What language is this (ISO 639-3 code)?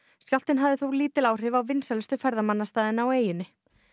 isl